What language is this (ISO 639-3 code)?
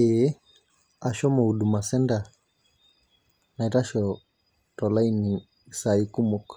mas